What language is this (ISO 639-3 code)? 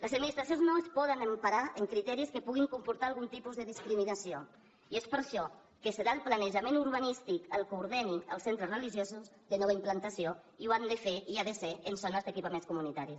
cat